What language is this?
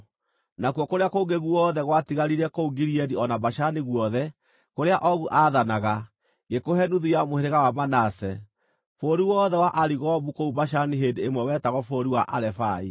Kikuyu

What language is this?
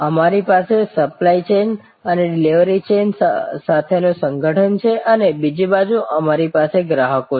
Gujarati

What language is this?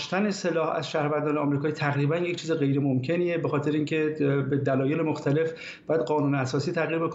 Persian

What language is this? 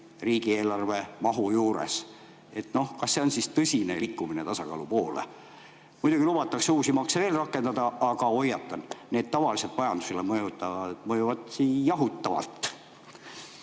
Estonian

